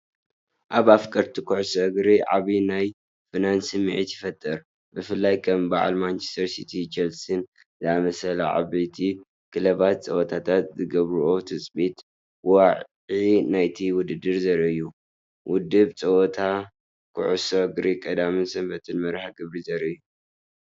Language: Tigrinya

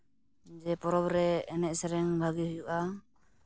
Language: Santali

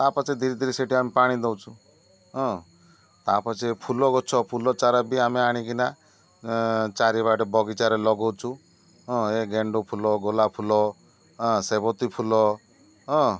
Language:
Odia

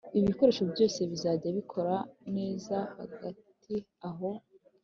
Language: Kinyarwanda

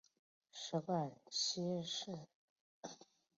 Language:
Chinese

